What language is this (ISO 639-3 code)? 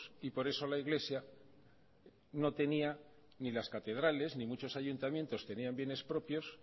spa